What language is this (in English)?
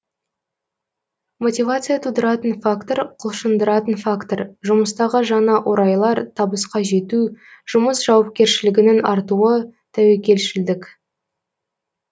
Kazakh